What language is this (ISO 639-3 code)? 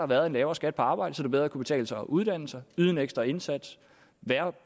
dan